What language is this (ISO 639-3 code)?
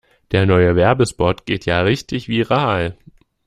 deu